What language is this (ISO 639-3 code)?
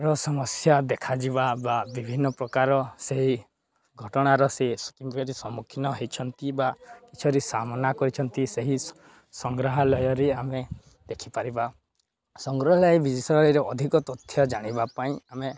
ori